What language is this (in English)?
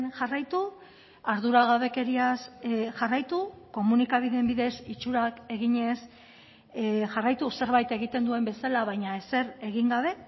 Basque